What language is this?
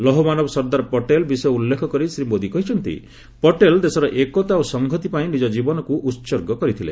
Odia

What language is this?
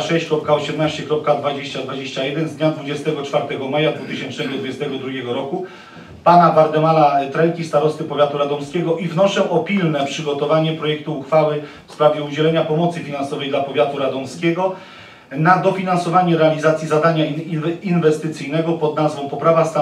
Polish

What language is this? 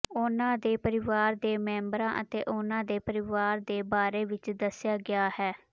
Punjabi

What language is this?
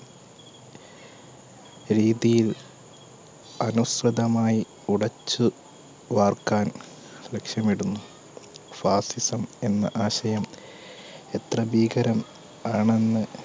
Malayalam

